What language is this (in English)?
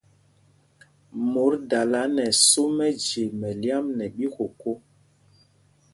Mpumpong